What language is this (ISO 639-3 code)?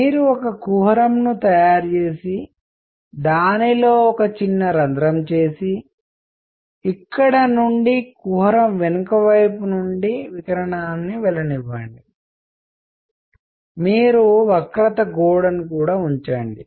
tel